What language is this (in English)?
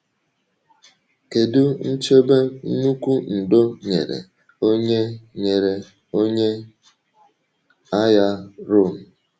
Igbo